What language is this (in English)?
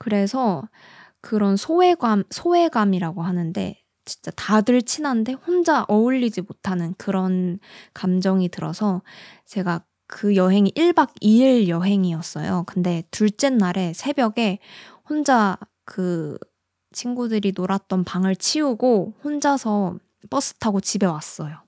Korean